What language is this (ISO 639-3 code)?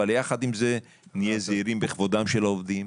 heb